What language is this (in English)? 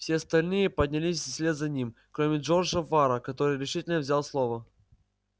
Russian